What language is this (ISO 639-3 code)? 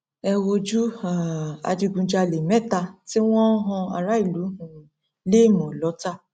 yor